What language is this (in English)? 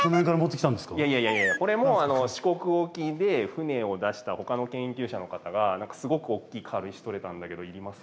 Japanese